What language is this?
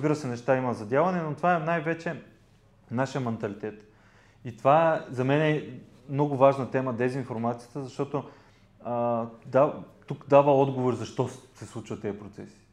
Bulgarian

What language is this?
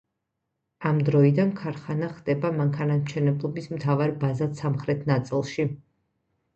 Georgian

